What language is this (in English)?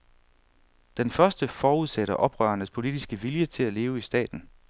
Danish